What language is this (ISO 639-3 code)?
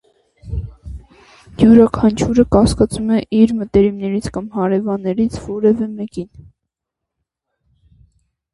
hye